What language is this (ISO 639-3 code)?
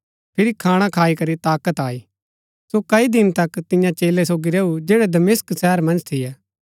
gbk